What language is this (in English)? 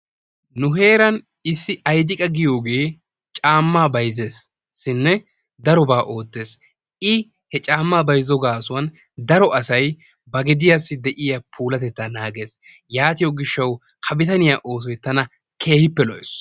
Wolaytta